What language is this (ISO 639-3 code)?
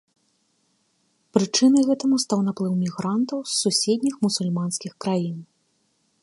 bel